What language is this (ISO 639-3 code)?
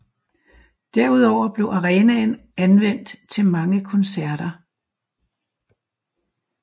dan